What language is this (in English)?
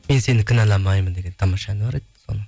Kazakh